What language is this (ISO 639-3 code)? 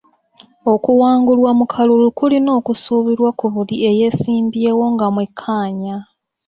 lug